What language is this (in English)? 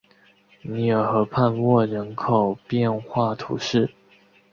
Chinese